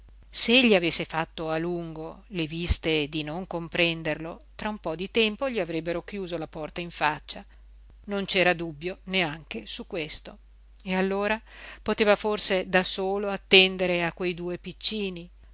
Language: Italian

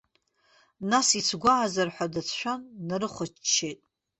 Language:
Abkhazian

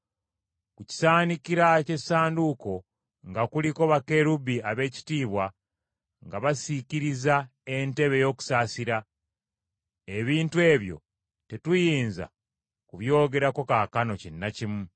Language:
Ganda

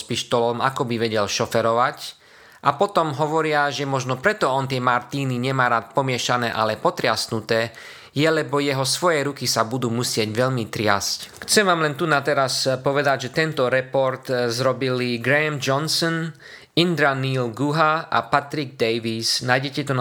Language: Slovak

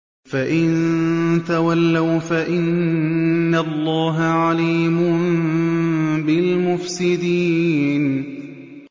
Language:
Arabic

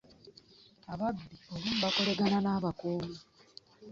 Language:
Ganda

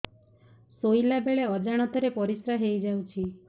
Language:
Odia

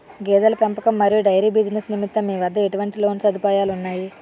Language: Telugu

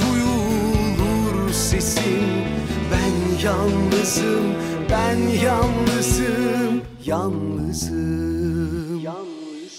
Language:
Turkish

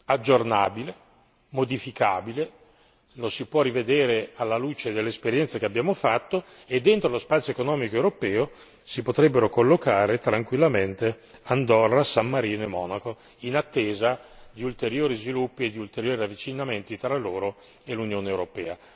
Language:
Italian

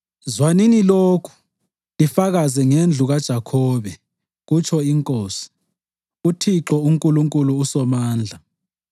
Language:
North Ndebele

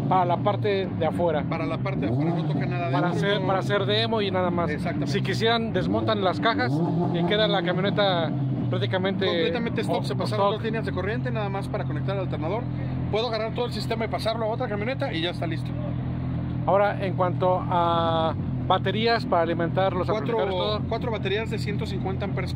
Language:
Spanish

